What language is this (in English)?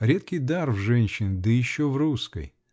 Russian